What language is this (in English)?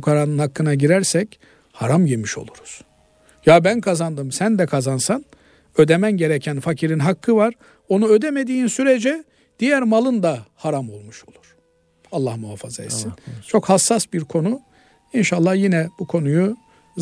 Turkish